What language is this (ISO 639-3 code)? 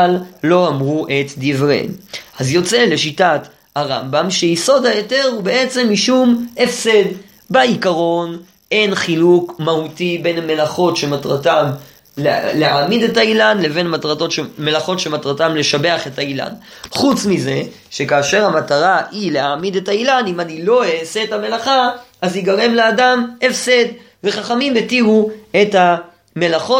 heb